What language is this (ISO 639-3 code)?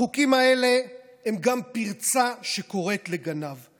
heb